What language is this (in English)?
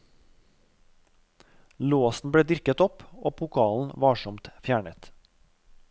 Norwegian